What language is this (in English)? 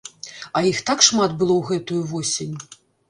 Belarusian